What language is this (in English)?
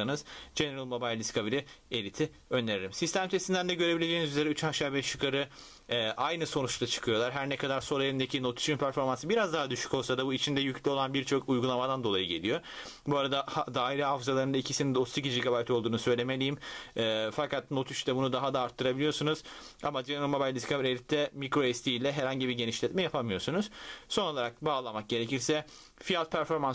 Turkish